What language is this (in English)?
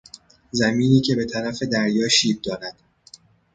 Persian